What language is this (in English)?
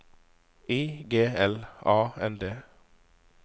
Norwegian